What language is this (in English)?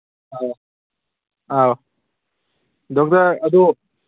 Manipuri